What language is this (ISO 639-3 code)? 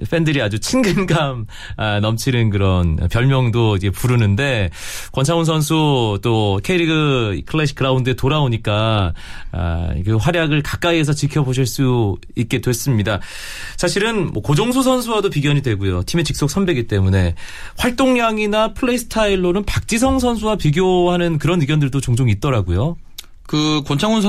kor